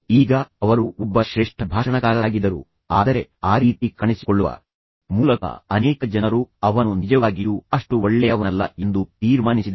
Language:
Kannada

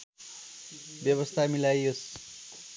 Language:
Nepali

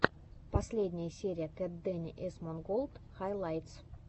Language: Russian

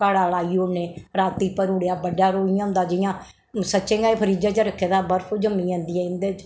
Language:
Dogri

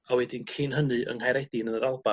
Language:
Welsh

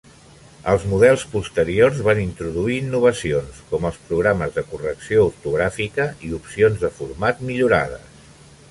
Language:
Catalan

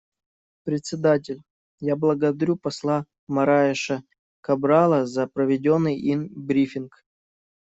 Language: Russian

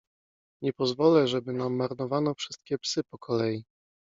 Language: Polish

